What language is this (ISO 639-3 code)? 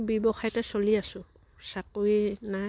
asm